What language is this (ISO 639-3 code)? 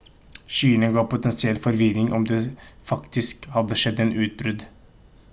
nob